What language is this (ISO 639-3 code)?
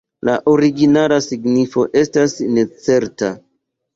epo